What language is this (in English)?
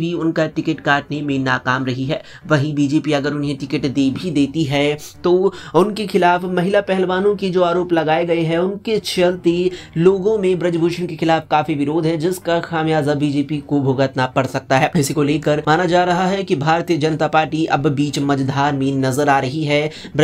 Hindi